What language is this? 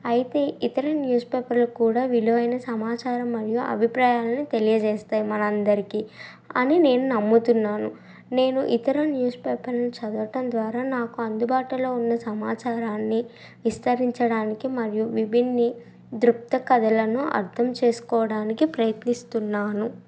Telugu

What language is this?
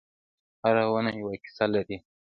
Pashto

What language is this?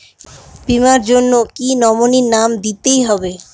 Bangla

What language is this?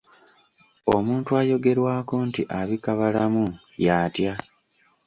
Ganda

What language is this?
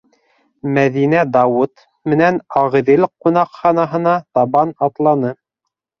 Bashkir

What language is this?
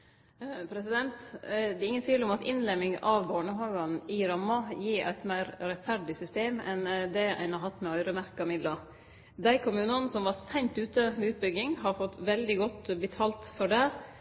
Norwegian Nynorsk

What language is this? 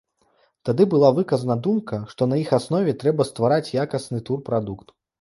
Belarusian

